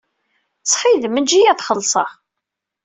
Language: Kabyle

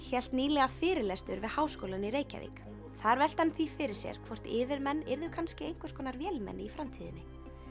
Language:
Icelandic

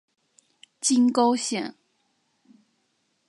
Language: Chinese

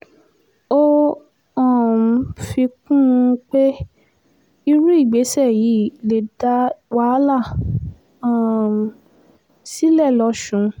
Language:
Yoruba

